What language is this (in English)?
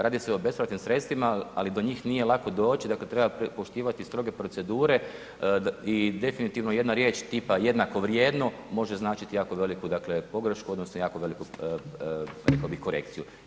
Croatian